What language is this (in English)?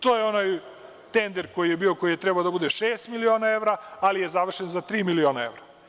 Serbian